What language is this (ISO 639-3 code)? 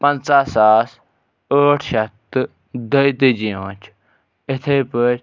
kas